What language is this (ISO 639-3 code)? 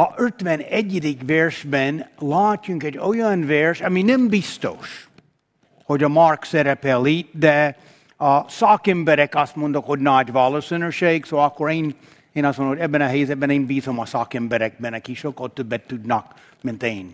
hun